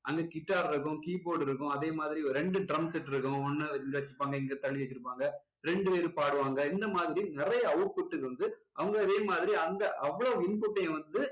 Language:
Tamil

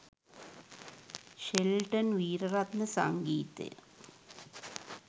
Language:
Sinhala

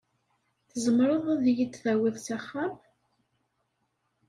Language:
Kabyle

